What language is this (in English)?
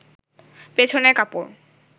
Bangla